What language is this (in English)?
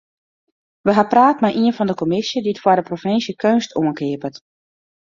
Western Frisian